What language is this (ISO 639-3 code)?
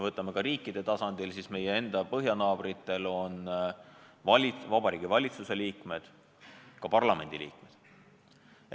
est